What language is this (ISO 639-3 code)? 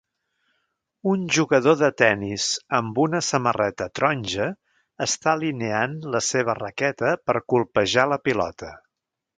cat